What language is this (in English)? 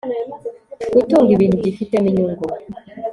Kinyarwanda